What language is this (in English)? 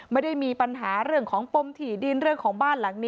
Thai